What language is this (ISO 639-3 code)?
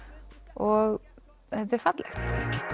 isl